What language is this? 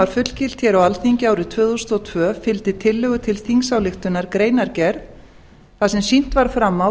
Icelandic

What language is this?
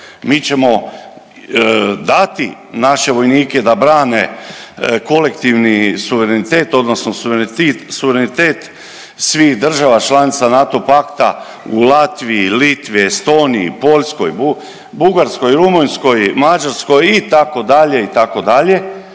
Croatian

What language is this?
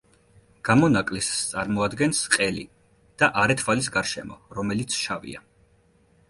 Georgian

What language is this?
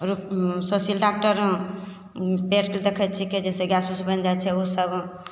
Maithili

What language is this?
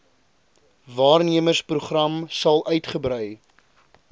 Afrikaans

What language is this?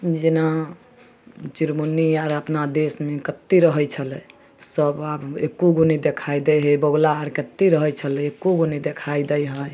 Maithili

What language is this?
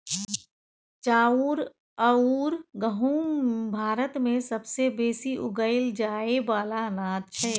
Maithili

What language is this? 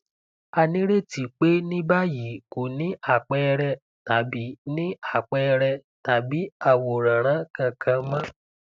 Yoruba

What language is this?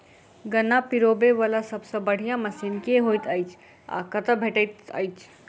Maithili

